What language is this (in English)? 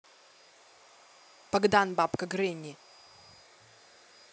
Russian